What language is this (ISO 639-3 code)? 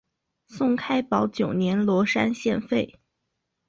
zho